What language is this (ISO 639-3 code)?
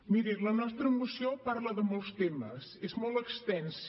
cat